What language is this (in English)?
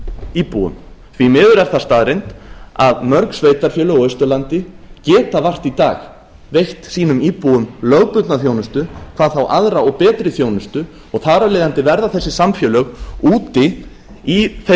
Icelandic